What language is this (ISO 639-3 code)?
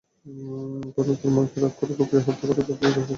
ben